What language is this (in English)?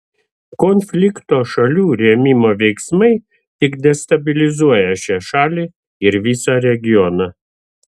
Lithuanian